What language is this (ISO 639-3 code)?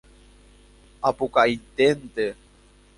grn